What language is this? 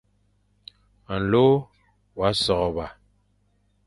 Fang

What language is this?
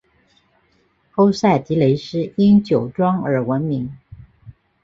Chinese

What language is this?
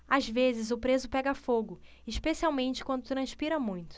Portuguese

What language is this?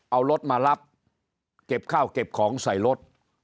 Thai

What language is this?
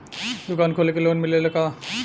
Bhojpuri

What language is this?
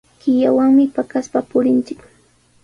Sihuas Ancash Quechua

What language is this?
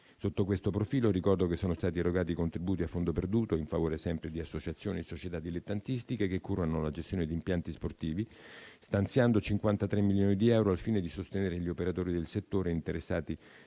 Italian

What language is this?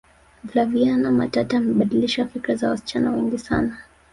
Swahili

